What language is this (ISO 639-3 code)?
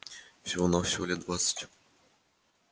rus